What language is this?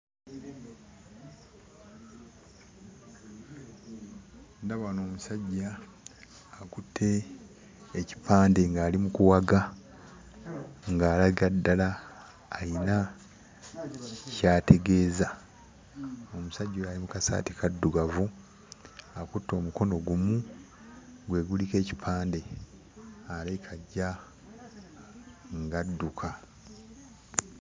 Ganda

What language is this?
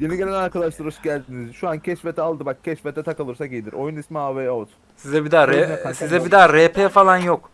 Turkish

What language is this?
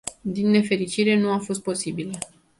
Romanian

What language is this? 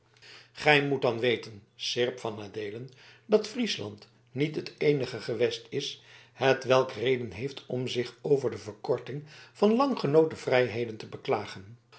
Dutch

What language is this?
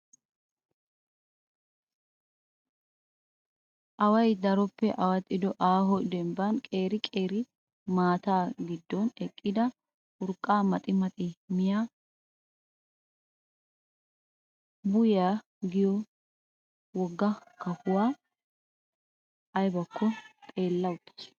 Wolaytta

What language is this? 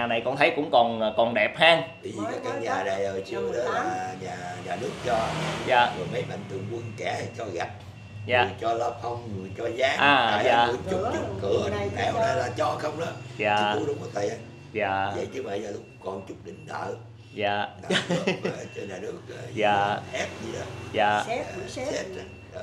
Vietnamese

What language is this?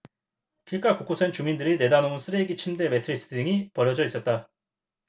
Korean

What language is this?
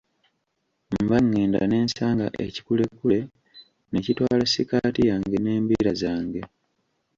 Ganda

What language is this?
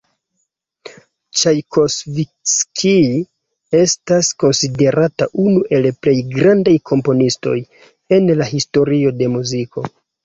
Esperanto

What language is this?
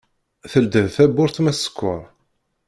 Kabyle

